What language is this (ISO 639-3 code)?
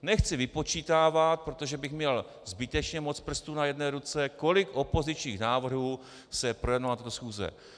ces